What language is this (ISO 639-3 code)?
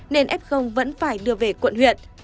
vie